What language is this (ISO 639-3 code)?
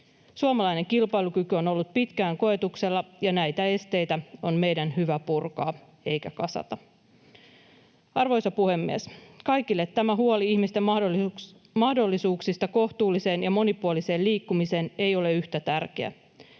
fin